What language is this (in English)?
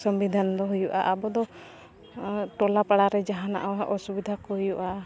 Santali